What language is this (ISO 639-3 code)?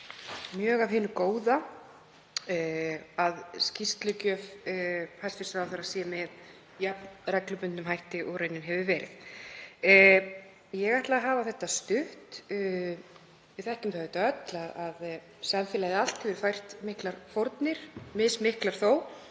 isl